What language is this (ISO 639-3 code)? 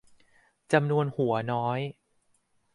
tha